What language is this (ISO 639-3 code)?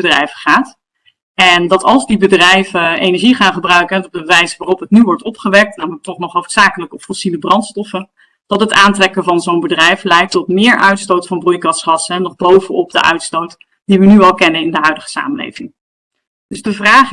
nld